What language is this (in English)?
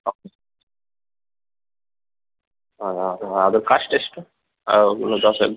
Kannada